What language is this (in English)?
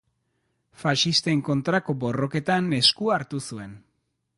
Basque